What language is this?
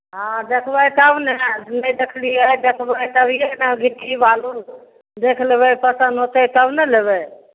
Maithili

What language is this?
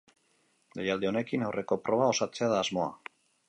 Basque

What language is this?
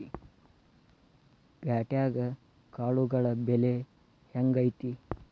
Kannada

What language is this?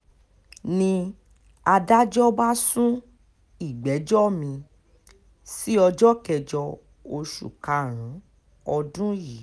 Yoruba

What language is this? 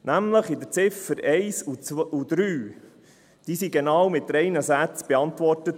Swiss German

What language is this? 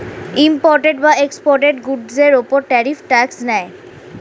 Bangla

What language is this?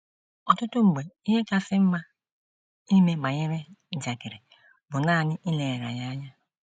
Igbo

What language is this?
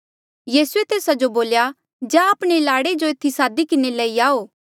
Mandeali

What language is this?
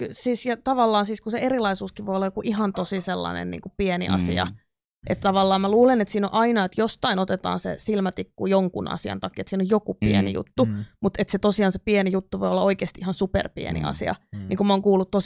Finnish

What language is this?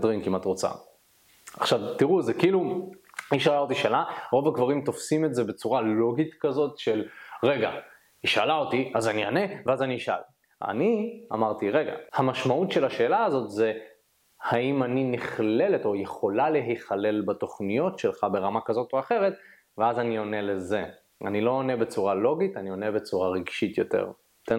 Hebrew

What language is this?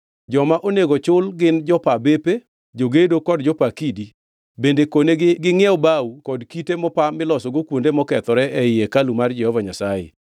Luo (Kenya and Tanzania)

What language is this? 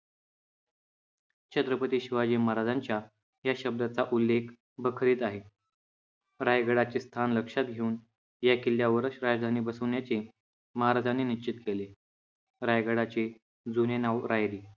Marathi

